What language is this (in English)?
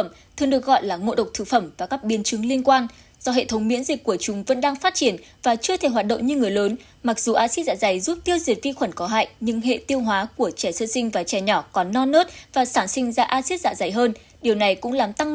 Vietnamese